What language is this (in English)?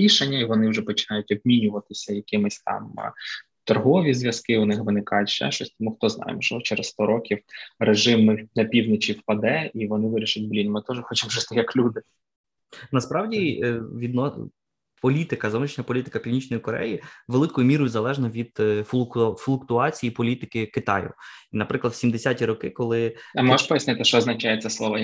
Ukrainian